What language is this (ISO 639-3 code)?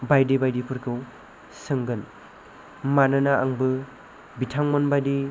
brx